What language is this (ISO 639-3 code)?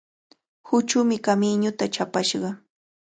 qvl